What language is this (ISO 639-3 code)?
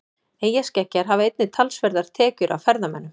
isl